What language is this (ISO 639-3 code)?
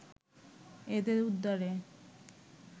ben